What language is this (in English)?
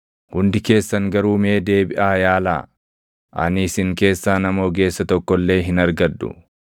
Oromo